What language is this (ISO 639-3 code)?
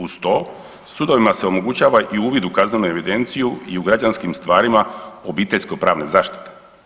hrv